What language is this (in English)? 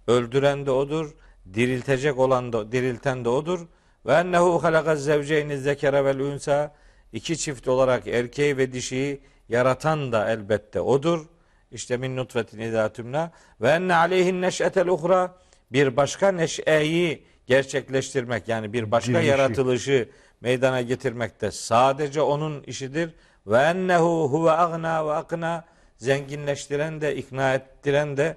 Turkish